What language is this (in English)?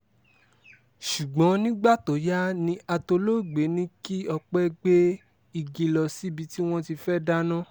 Yoruba